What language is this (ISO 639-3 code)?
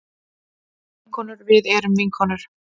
isl